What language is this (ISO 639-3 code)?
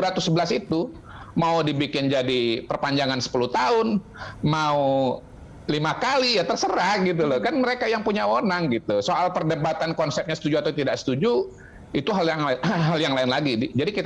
ind